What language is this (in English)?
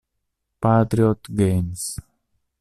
Italian